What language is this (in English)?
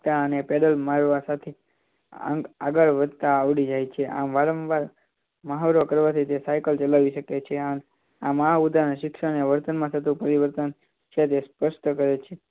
Gujarati